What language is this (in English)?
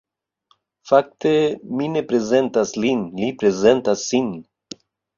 Esperanto